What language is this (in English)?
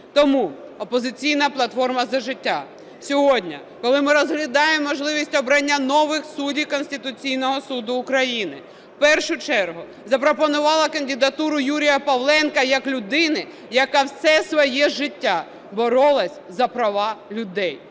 Ukrainian